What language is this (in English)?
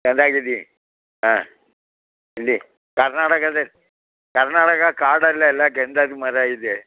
Kannada